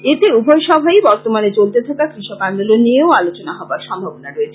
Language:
Bangla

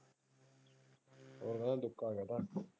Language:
Punjabi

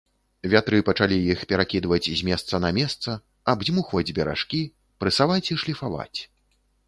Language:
Belarusian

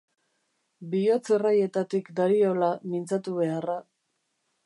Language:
Basque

